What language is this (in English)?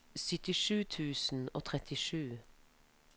Norwegian